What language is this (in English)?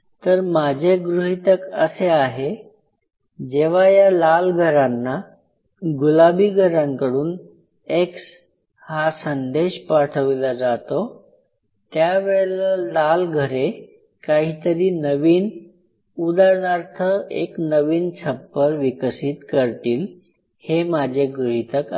Marathi